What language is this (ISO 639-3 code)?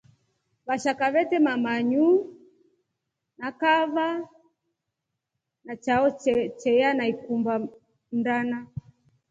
rof